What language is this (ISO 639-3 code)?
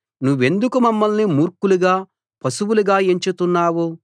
tel